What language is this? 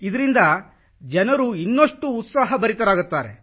Kannada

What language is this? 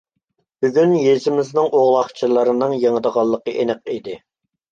Uyghur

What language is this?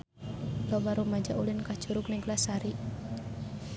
Sundanese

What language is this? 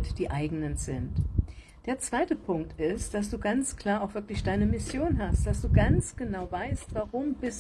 German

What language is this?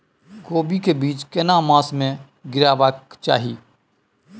Maithili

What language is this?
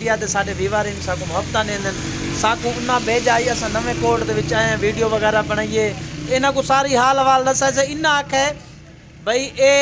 Hindi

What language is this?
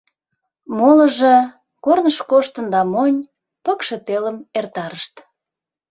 Mari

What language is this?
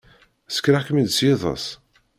Kabyle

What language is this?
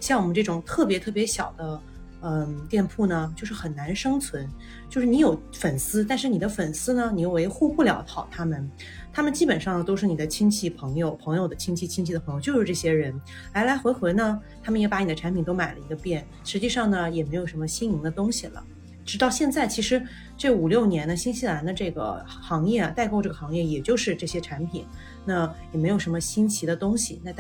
Chinese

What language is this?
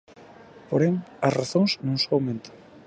Galician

